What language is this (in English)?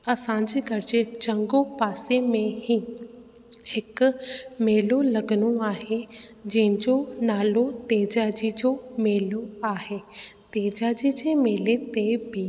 Sindhi